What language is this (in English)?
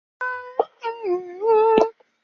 Chinese